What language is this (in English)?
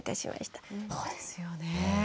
Japanese